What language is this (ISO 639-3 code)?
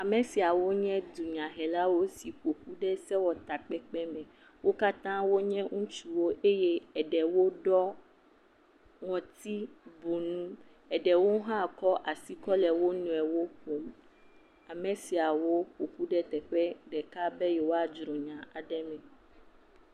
ewe